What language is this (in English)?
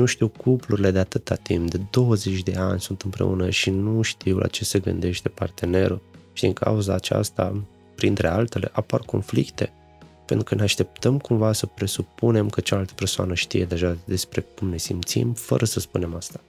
Romanian